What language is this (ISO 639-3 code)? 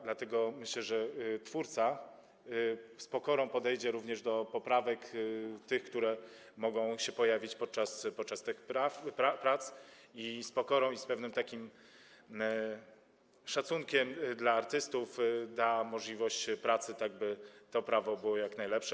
pol